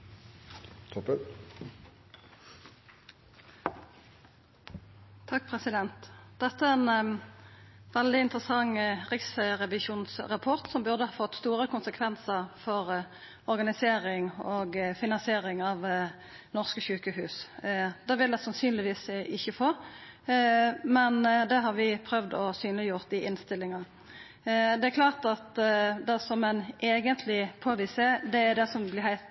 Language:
Norwegian Nynorsk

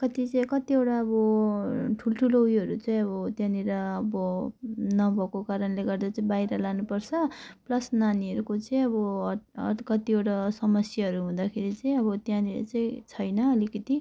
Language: Nepali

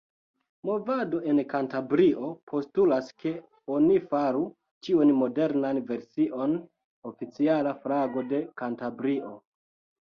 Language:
Esperanto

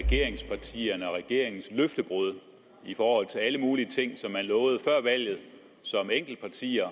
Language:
Danish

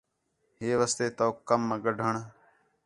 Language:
Khetrani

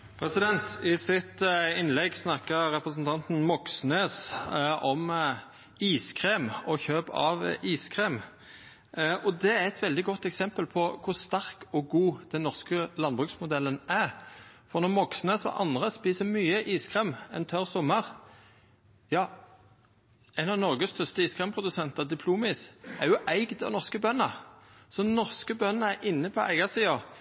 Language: Norwegian Nynorsk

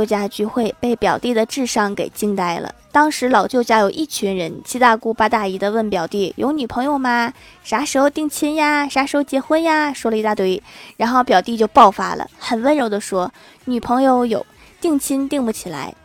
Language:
Chinese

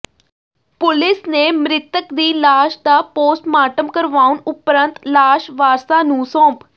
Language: Punjabi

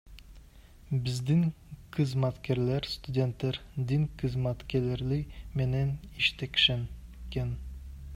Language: Kyrgyz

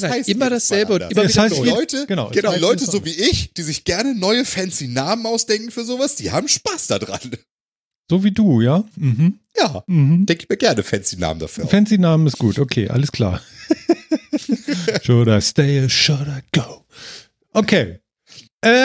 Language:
German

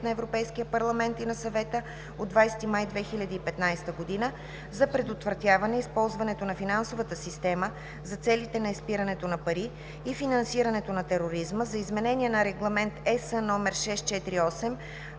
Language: Bulgarian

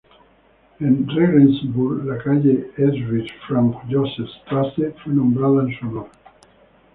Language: Spanish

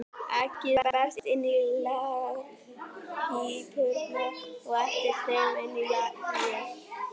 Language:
Icelandic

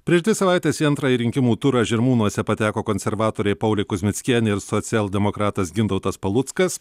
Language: Lithuanian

